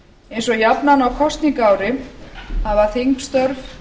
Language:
Icelandic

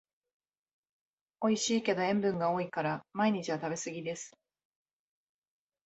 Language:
Japanese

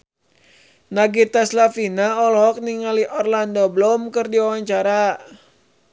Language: Sundanese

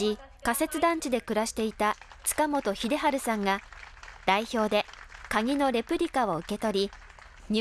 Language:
Japanese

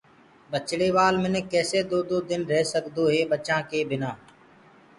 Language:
Gurgula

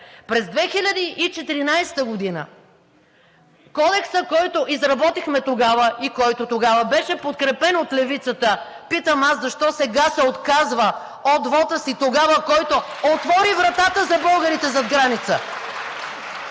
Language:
Bulgarian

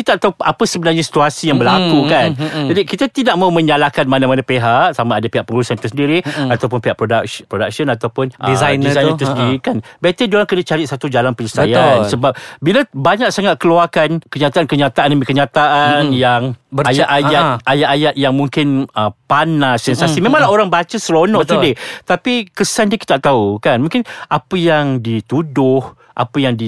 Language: Malay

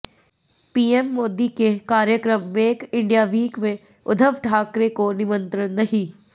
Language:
Hindi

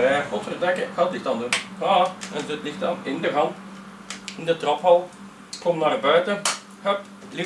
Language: Dutch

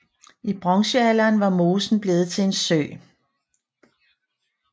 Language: Danish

